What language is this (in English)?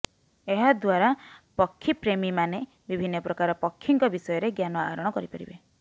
Odia